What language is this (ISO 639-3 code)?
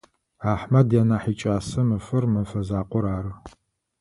ady